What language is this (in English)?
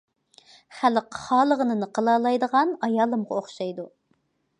Uyghur